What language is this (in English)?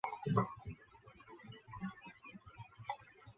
Chinese